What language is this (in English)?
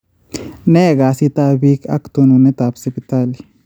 Kalenjin